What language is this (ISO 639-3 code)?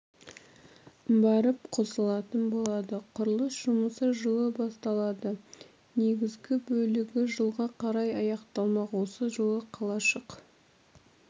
kaz